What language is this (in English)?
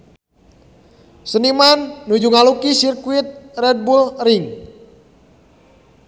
Sundanese